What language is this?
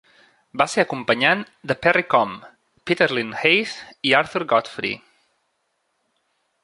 Catalan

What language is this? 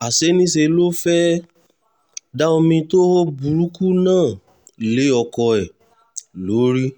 Yoruba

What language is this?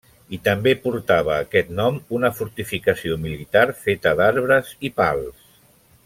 Catalan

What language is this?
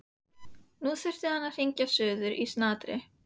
Icelandic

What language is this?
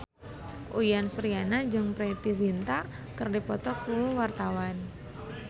Sundanese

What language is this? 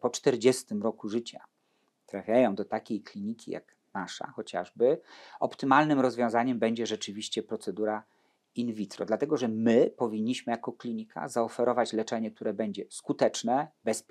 Polish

